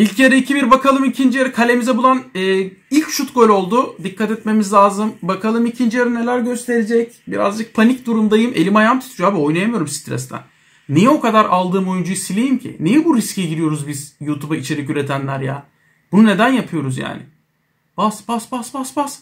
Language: Turkish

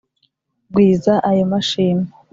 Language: Kinyarwanda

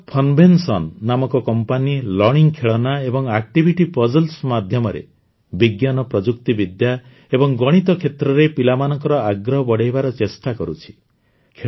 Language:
Odia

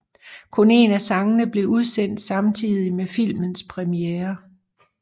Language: Danish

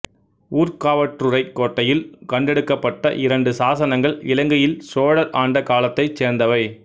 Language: Tamil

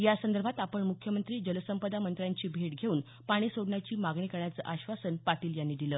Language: Marathi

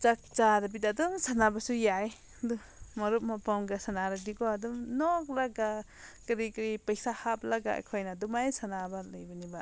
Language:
Manipuri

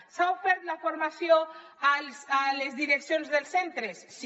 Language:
Catalan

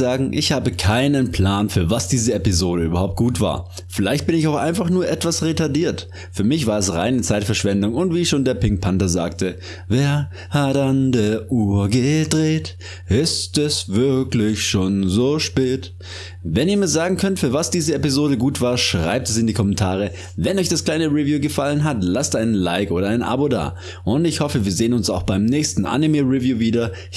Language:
German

